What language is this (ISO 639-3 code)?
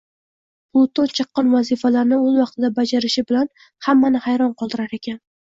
uzb